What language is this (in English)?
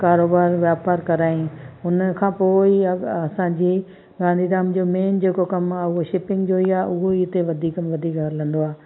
Sindhi